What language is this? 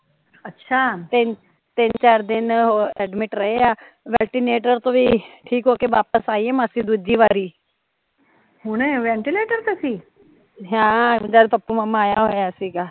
Punjabi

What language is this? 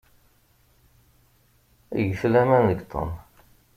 Kabyle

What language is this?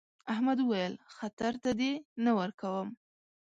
Pashto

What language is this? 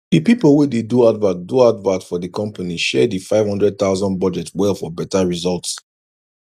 Nigerian Pidgin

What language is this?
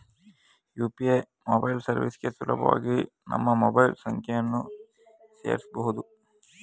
Kannada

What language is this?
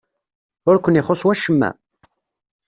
Kabyle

